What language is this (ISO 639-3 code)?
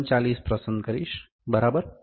guj